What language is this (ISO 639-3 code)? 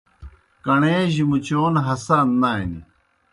plk